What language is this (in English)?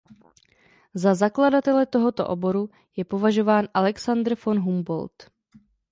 Czech